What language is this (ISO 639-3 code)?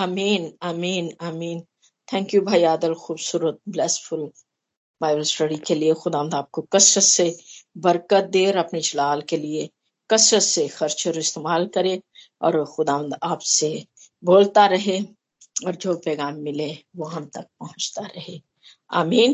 hin